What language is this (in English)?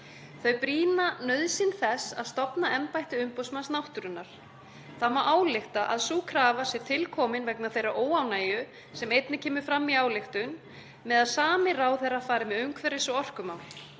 Icelandic